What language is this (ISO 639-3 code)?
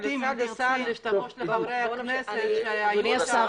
heb